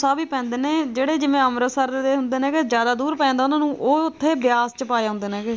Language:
Punjabi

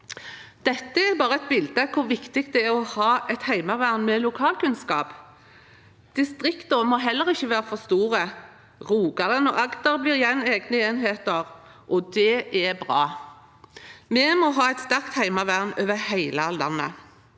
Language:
Norwegian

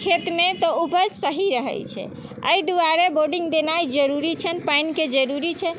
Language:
Maithili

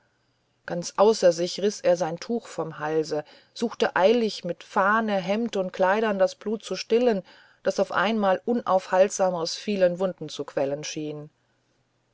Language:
German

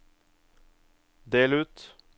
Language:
Norwegian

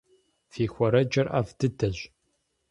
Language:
Kabardian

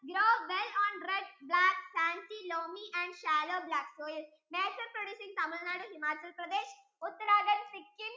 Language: Malayalam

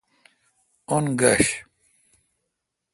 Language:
Kalkoti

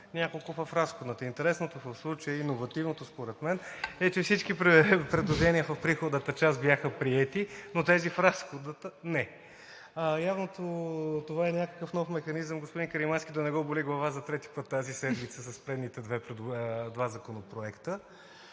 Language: Bulgarian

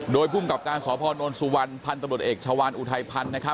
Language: Thai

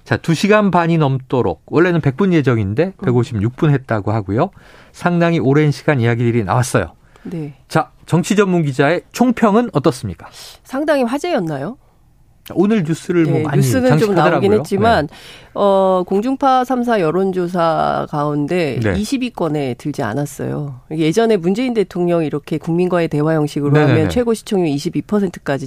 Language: Korean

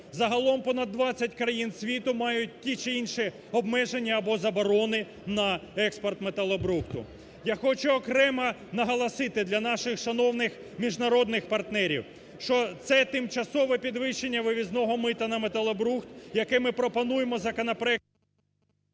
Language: Ukrainian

